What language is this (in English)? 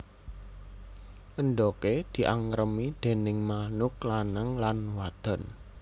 Javanese